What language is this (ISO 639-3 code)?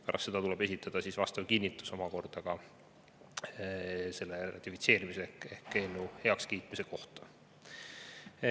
est